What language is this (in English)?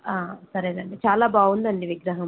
Telugu